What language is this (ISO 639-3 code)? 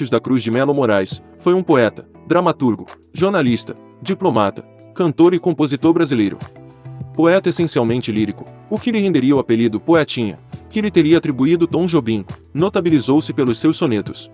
por